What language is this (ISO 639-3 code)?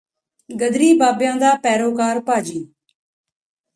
pan